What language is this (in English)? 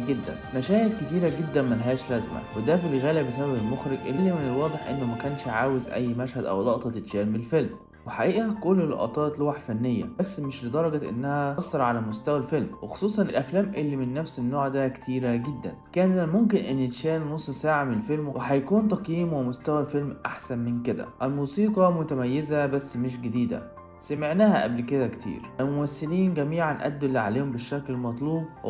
Arabic